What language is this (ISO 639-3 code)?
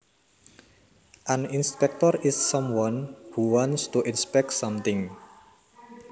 jav